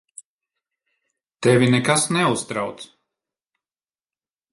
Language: Latvian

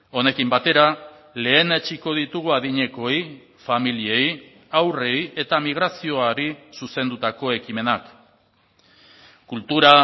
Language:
Basque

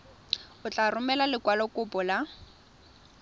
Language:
Tswana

